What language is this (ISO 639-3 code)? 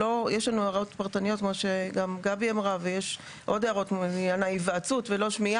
heb